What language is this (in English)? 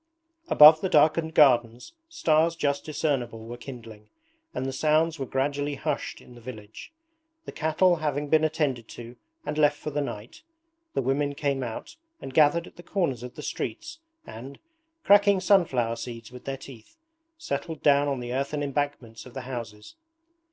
English